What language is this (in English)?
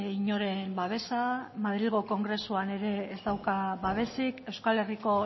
Basque